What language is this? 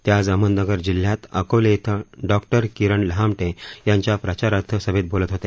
Marathi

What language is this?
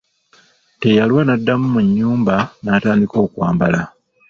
Ganda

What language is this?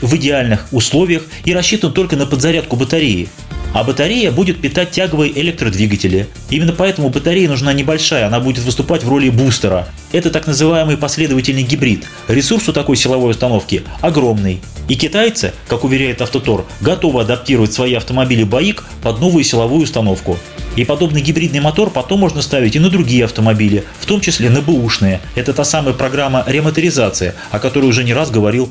Russian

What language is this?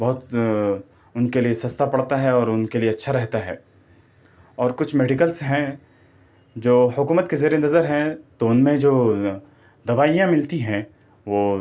Urdu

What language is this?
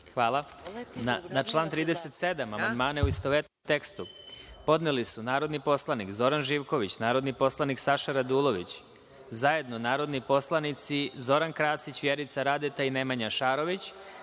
Serbian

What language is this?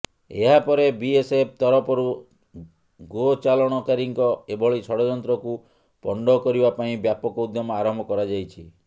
Odia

